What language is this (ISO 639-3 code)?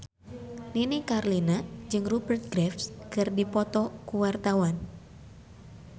sun